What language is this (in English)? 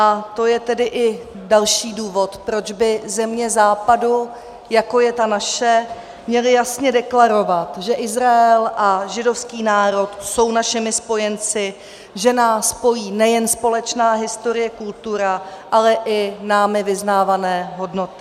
Czech